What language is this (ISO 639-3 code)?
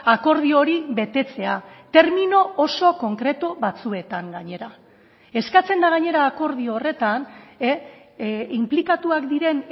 eus